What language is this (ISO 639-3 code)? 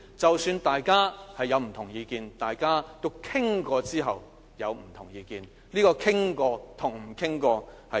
yue